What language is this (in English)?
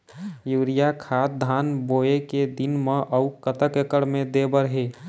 Chhattisgarhi